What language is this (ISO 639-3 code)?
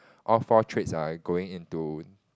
eng